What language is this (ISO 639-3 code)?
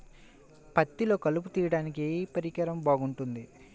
tel